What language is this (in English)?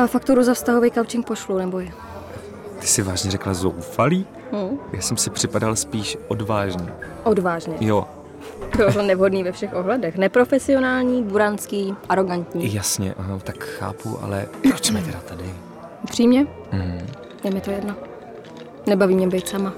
Czech